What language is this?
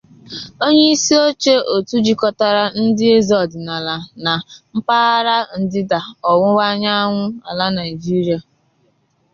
Igbo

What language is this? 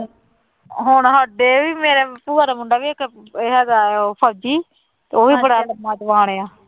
Punjabi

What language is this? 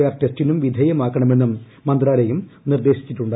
Malayalam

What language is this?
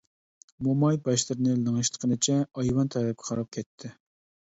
Uyghur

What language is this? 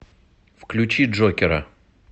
Russian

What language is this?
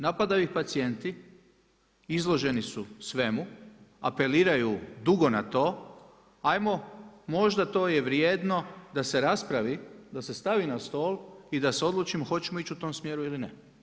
Croatian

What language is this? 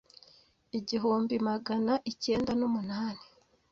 Kinyarwanda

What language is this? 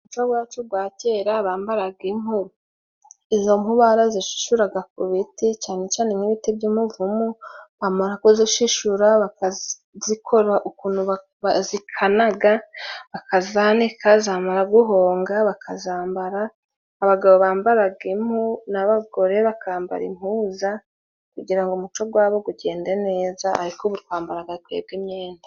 Kinyarwanda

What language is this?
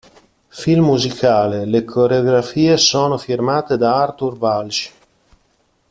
Italian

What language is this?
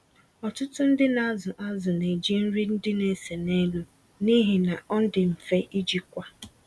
Igbo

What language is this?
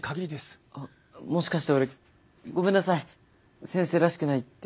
Japanese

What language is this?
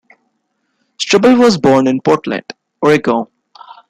English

